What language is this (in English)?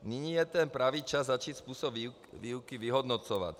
Czech